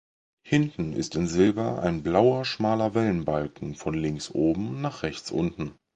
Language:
German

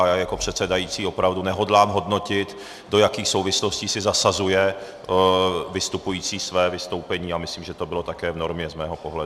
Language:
Czech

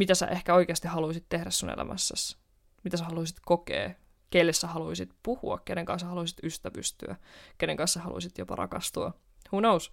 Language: Finnish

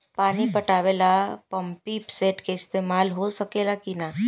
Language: Bhojpuri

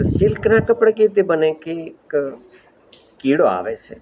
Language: Gujarati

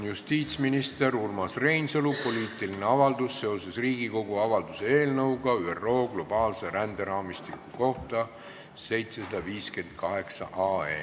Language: Estonian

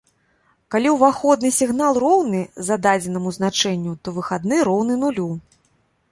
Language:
Belarusian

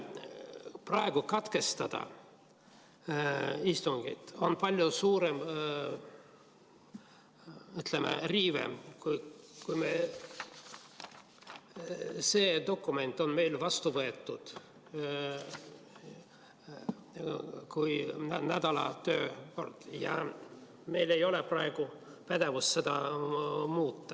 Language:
Estonian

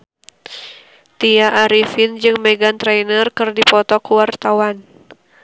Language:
Sundanese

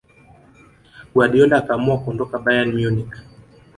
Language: Swahili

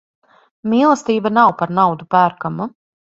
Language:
Latvian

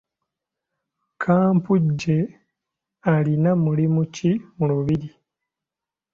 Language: Ganda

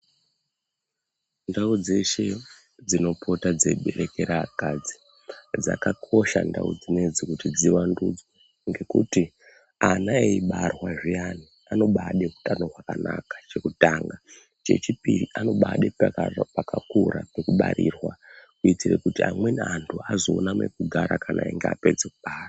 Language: Ndau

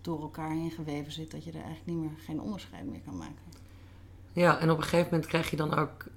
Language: Dutch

